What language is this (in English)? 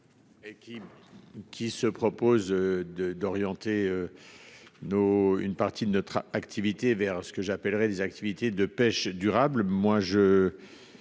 French